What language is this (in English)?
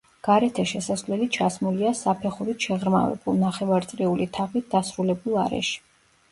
Georgian